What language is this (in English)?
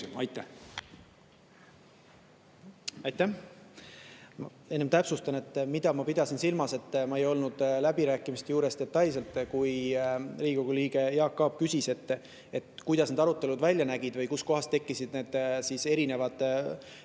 Estonian